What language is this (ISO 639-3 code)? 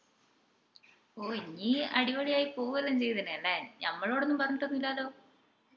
mal